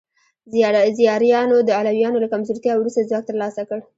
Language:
Pashto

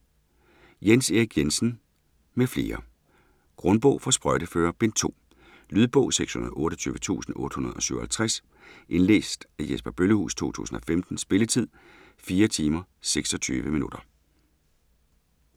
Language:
Danish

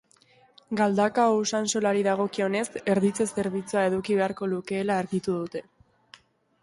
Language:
Basque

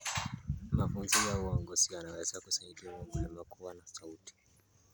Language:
Kalenjin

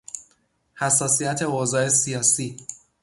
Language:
Persian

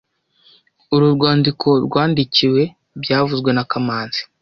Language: Kinyarwanda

